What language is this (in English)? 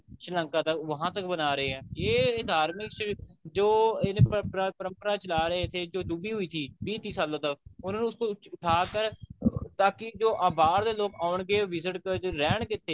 Punjabi